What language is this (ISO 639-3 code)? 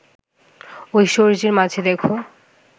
ben